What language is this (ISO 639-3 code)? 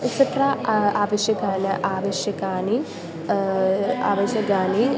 san